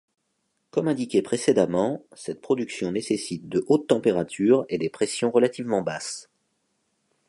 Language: French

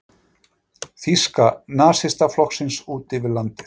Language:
Icelandic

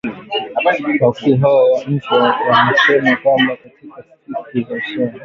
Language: Swahili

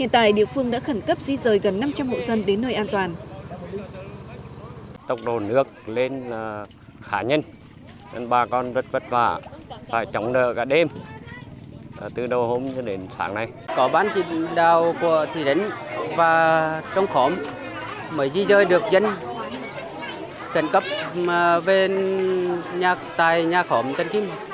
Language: Vietnamese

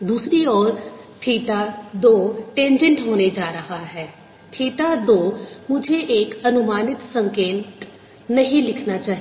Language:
Hindi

